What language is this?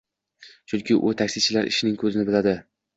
Uzbek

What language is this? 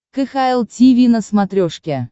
Russian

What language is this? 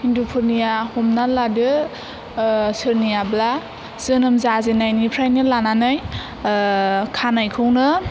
Bodo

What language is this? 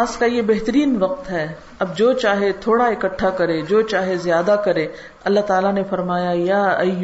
Urdu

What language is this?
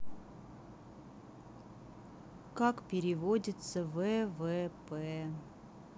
Russian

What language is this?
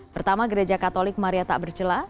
Indonesian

